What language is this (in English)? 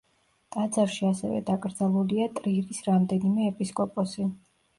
Georgian